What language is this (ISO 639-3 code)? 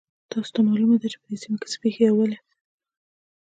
pus